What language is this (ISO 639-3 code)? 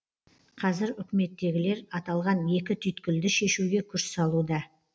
kaz